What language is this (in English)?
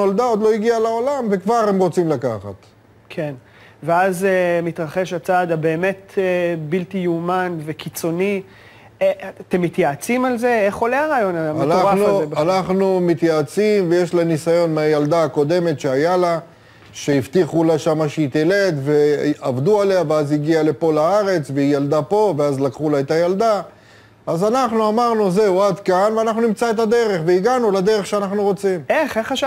Hebrew